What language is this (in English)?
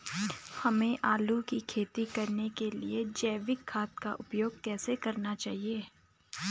Hindi